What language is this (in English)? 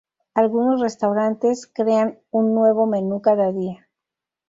Spanish